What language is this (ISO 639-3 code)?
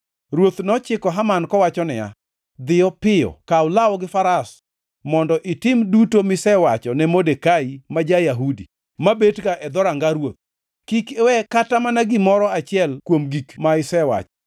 luo